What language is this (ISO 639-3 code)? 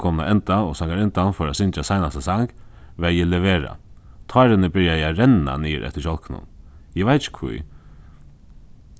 fao